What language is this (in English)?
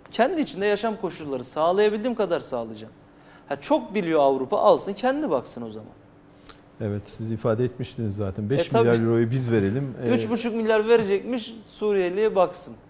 Turkish